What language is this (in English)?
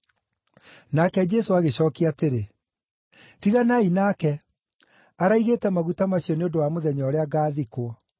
Kikuyu